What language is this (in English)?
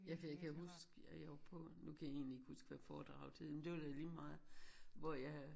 Danish